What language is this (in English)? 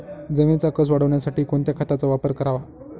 Marathi